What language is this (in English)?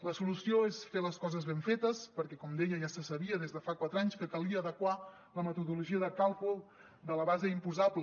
Catalan